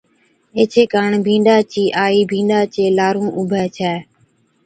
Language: Od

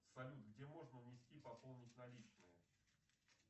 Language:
Russian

